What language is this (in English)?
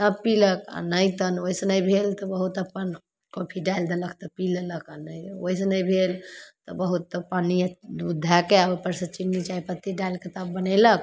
Maithili